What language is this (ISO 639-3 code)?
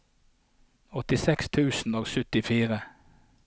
nor